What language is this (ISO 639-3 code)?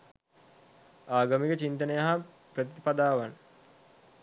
sin